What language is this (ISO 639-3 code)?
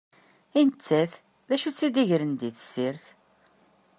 kab